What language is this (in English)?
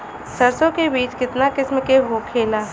Bhojpuri